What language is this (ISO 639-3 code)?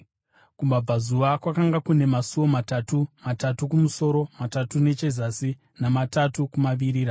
sna